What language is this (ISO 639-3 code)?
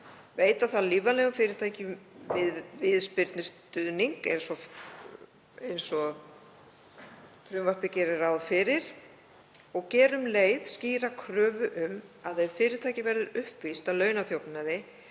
isl